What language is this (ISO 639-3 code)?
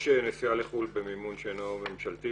heb